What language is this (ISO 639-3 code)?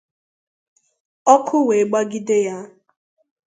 ibo